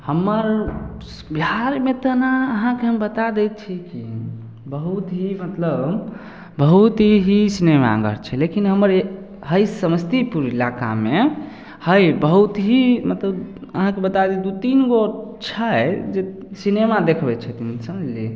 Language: Maithili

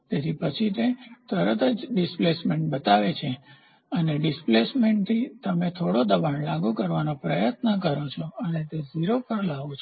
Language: Gujarati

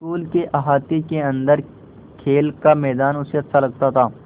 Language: Hindi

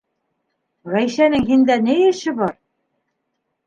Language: Bashkir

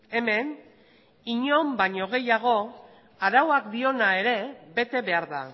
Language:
Basque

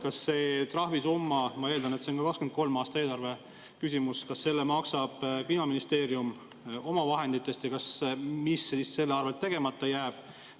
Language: Estonian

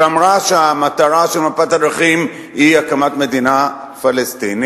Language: Hebrew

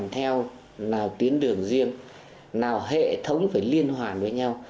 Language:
Vietnamese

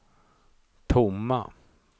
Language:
Swedish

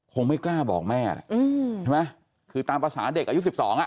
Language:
Thai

